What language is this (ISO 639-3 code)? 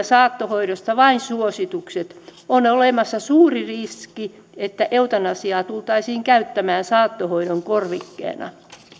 fin